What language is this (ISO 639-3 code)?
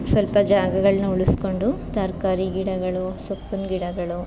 kan